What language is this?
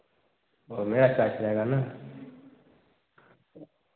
Hindi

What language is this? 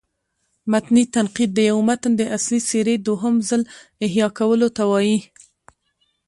Pashto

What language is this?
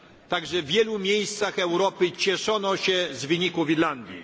Polish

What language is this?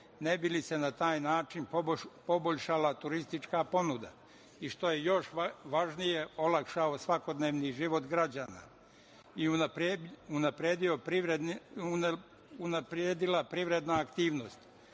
Serbian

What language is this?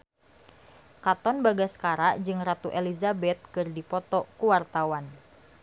Sundanese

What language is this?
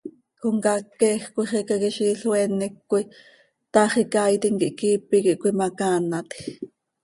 Seri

